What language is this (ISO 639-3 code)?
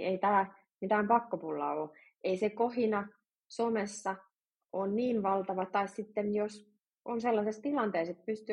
fin